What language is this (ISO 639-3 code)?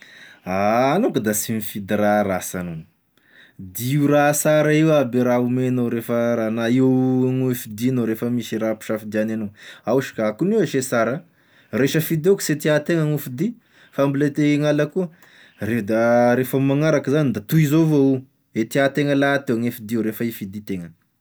tkg